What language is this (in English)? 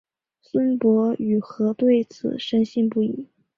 Chinese